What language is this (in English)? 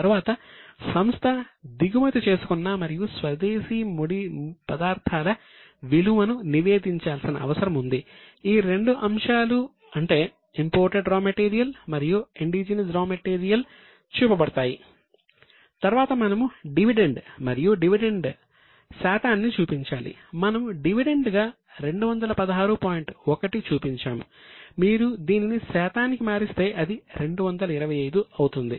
Telugu